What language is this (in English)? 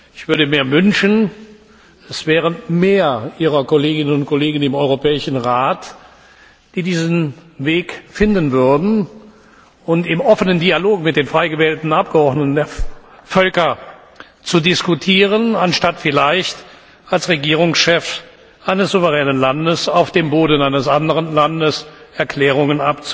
German